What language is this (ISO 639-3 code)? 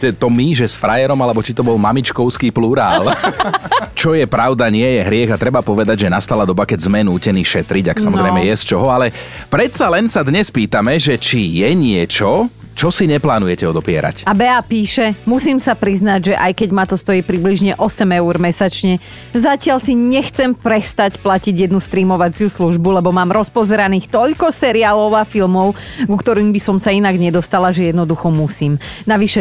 slk